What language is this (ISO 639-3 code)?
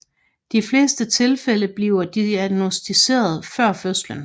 dan